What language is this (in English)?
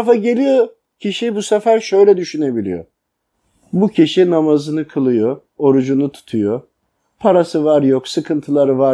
Turkish